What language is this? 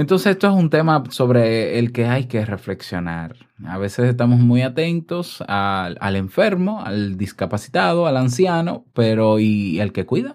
Spanish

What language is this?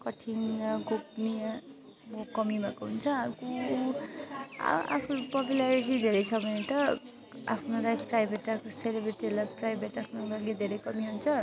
Nepali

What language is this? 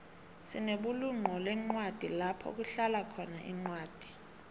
South Ndebele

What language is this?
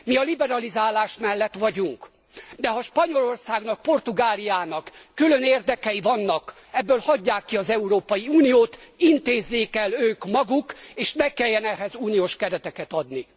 Hungarian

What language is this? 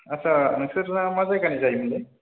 Bodo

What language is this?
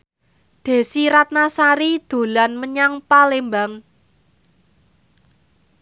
Javanese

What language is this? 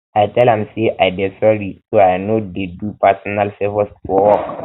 Nigerian Pidgin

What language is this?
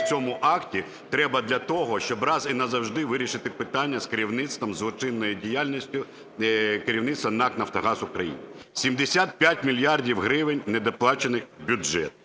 Ukrainian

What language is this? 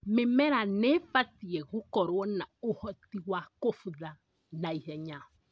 Kikuyu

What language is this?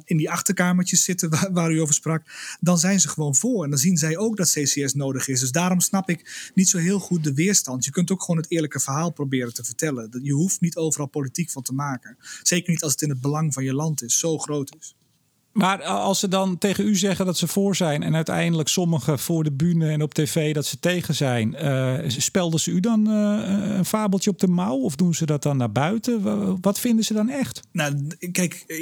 Dutch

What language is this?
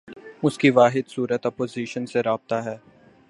Urdu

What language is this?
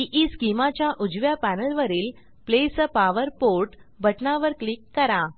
Marathi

